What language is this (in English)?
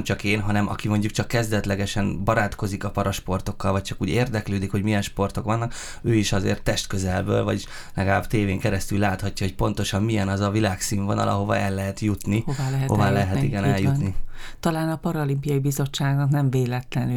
Hungarian